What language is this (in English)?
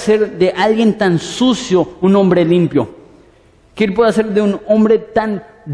Spanish